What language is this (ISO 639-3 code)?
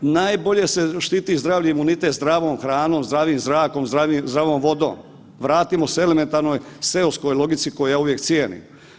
hrv